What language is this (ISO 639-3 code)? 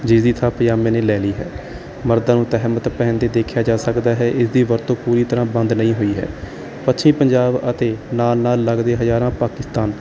pan